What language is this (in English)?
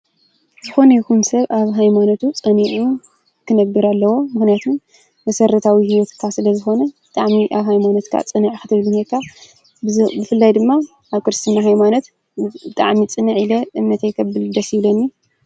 Tigrinya